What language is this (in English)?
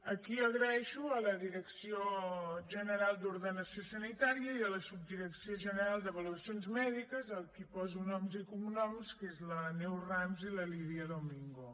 Catalan